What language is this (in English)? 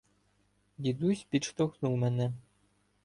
Ukrainian